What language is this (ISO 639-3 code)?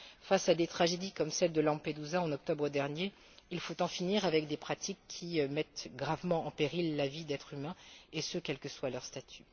fra